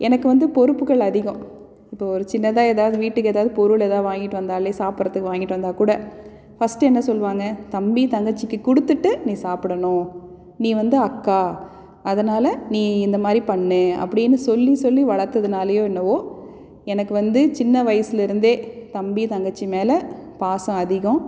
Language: Tamil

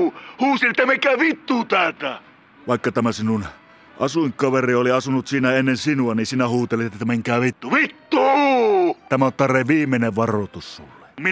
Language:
Finnish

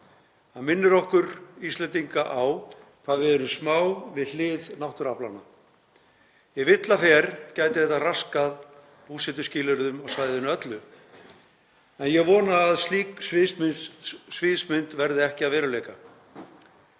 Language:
Icelandic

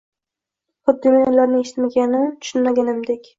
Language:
Uzbek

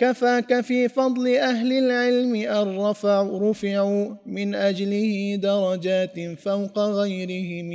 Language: Arabic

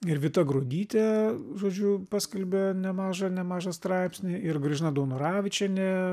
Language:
Lithuanian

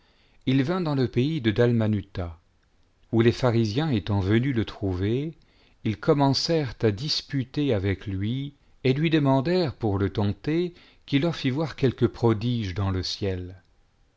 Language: French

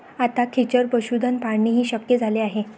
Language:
Marathi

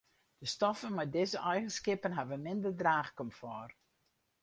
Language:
Western Frisian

